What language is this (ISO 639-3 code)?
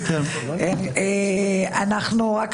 heb